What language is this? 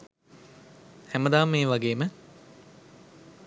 Sinhala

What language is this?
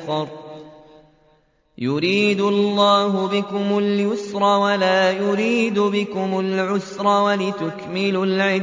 Arabic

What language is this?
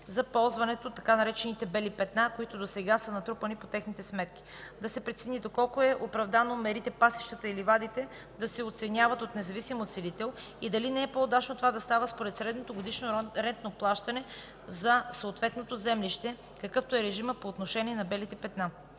Bulgarian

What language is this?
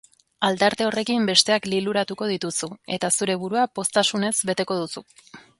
Basque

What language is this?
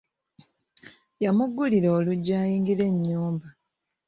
Ganda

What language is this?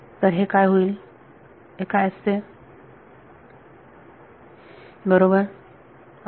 Marathi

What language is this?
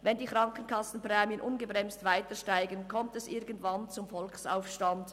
Swiss German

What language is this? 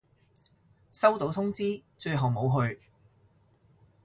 Cantonese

